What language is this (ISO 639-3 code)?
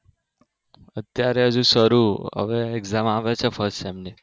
guj